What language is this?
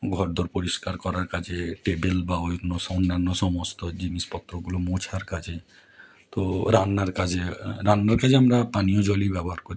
Bangla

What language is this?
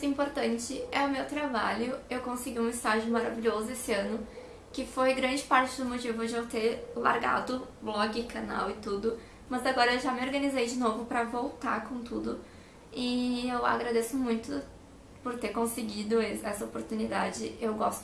Portuguese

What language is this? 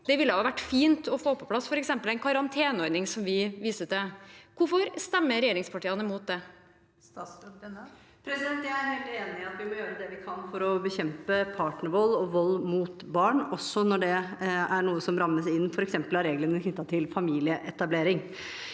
Norwegian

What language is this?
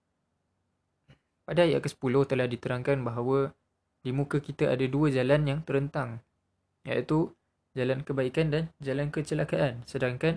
Malay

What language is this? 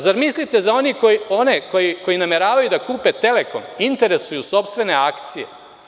Serbian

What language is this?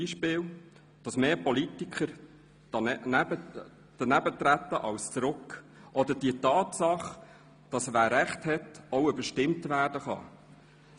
Swiss German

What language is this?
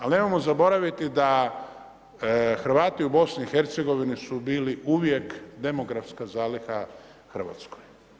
Croatian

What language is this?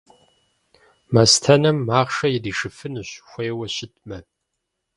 Kabardian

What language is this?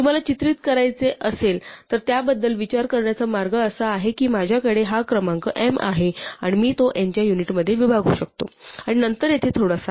Marathi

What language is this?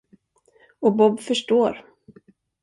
Swedish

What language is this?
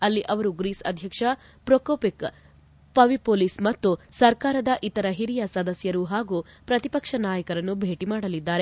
Kannada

